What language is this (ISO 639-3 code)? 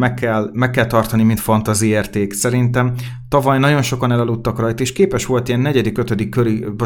hun